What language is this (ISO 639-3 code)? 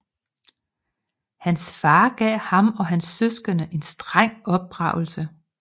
dan